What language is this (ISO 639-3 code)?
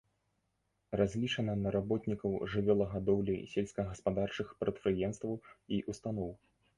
bel